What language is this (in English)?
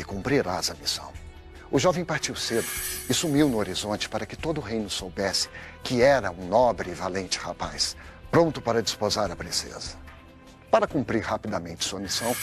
Portuguese